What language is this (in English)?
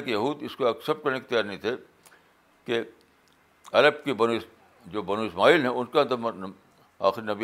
Urdu